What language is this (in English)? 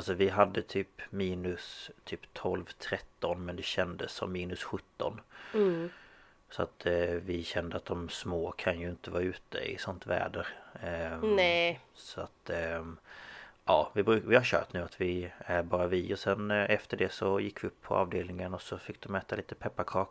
Swedish